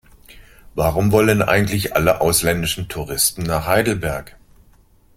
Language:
German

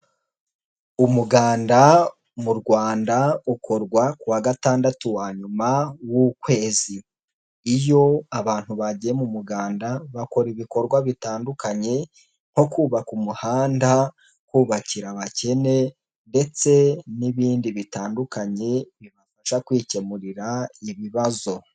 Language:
Kinyarwanda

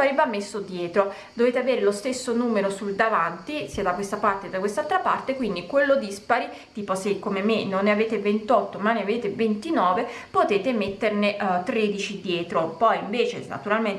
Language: Italian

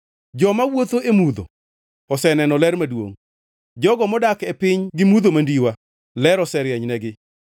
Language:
Luo (Kenya and Tanzania)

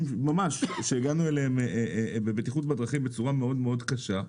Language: Hebrew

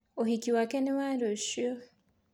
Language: Kikuyu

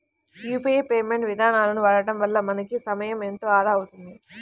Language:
Telugu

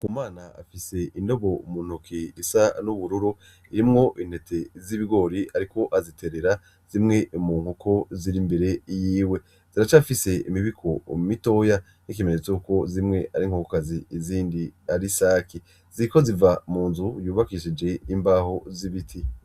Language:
Rundi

